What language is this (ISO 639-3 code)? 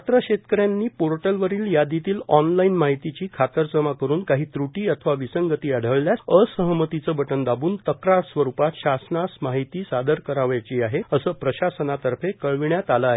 mar